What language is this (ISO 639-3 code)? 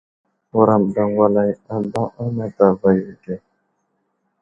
udl